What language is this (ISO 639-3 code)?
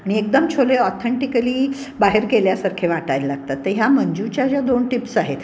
mar